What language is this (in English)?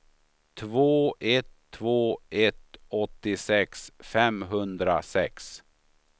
Swedish